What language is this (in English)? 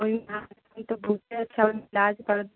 Maithili